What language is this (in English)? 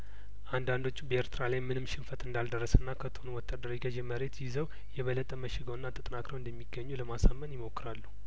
Amharic